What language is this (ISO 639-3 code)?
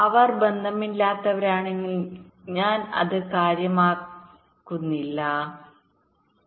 mal